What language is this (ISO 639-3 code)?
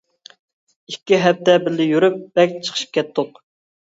uig